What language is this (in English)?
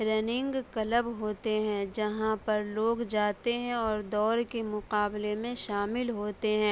Urdu